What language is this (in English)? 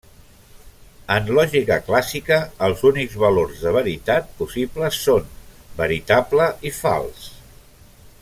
Catalan